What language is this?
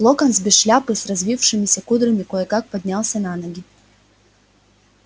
Russian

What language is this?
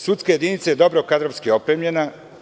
Serbian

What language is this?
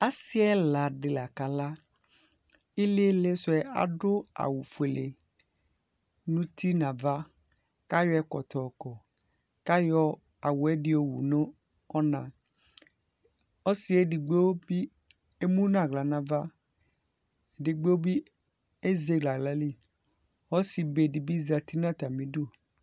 Ikposo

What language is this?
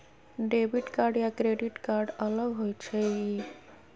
Magahi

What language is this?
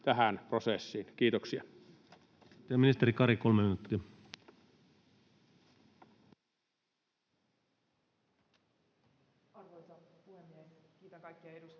Finnish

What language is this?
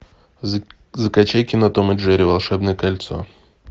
Russian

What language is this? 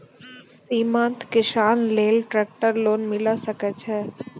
Maithili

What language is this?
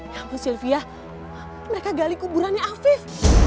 Indonesian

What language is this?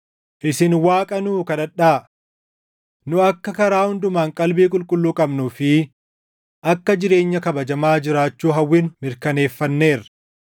Oromo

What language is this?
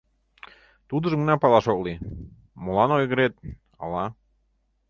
Mari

